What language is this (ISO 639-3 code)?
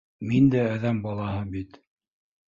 bak